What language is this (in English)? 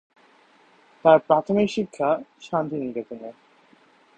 Bangla